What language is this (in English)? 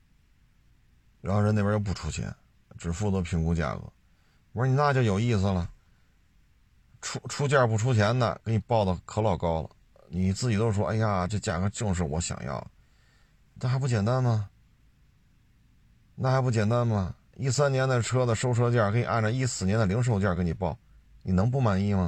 Chinese